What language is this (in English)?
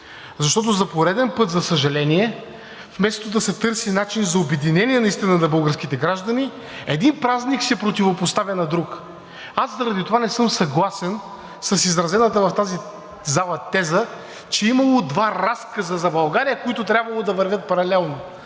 Bulgarian